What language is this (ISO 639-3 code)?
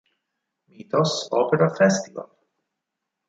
ita